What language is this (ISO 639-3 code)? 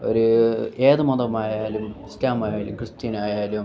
mal